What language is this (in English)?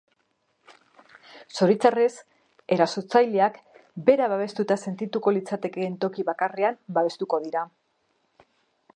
Basque